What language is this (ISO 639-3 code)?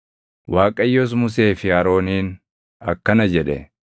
orm